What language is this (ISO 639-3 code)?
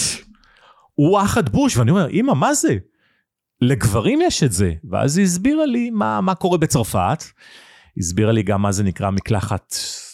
heb